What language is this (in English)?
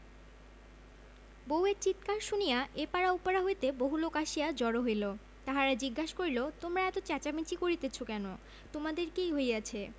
Bangla